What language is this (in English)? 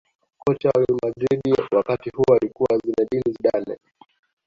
Swahili